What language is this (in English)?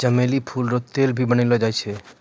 Maithili